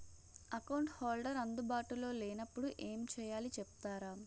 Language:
Telugu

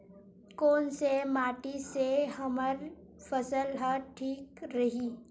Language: Chhattisgarhi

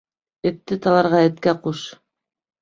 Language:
Bashkir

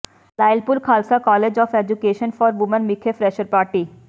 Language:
Punjabi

